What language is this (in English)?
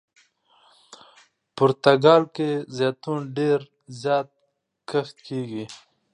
Pashto